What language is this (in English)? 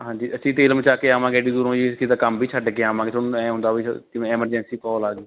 Punjabi